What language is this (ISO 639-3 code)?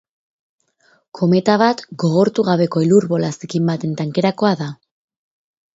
eus